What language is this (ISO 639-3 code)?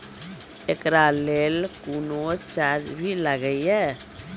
mai